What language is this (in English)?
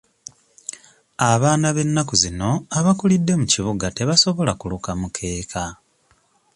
Ganda